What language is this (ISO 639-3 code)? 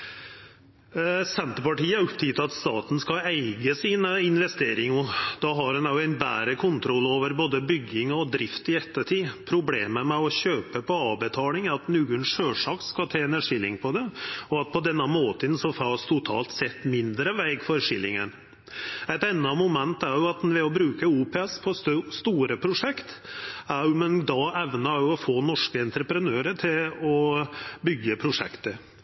nno